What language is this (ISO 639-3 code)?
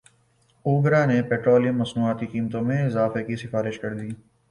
urd